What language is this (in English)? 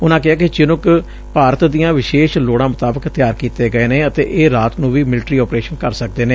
Punjabi